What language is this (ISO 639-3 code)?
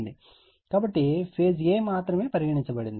tel